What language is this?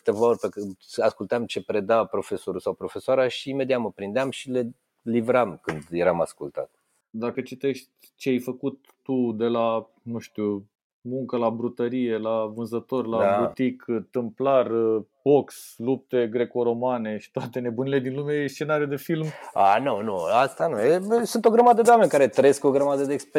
Romanian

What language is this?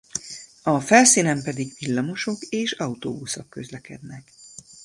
Hungarian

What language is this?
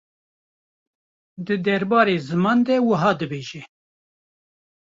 Kurdish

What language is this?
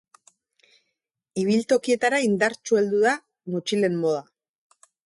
Basque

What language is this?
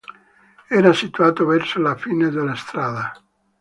Italian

